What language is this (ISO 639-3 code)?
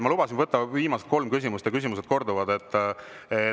est